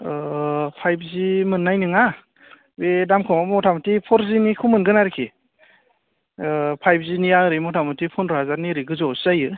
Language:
Bodo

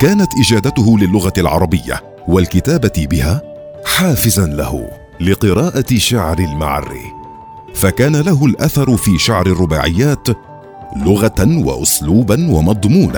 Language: Arabic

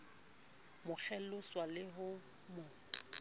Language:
Southern Sotho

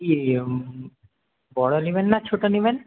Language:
Bangla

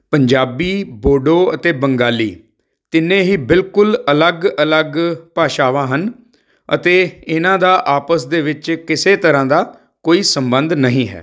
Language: Punjabi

